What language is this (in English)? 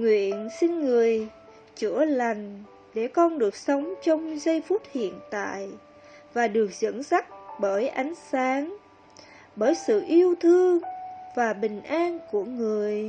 Vietnamese